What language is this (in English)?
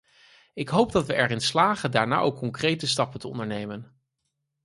Dutch